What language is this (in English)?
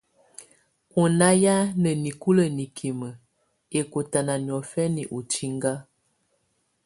Tunen